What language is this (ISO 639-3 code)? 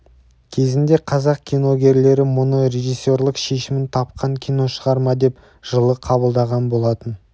kaz